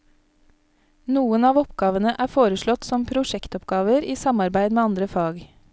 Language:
Norwegian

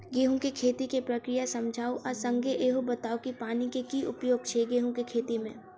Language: Maithili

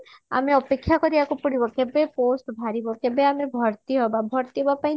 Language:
Odia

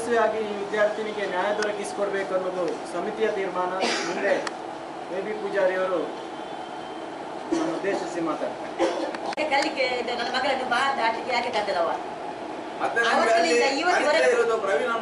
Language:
Indonesian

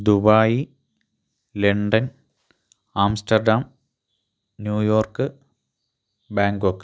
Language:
Malayalam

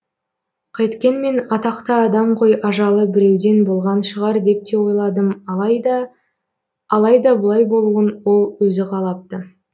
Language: Kazakh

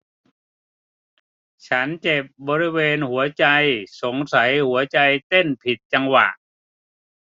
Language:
Thai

